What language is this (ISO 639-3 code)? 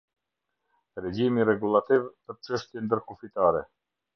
sqi